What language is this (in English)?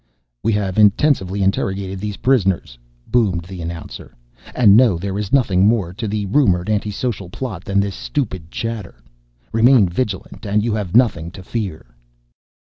English